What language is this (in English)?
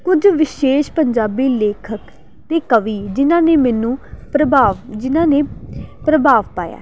Punjabi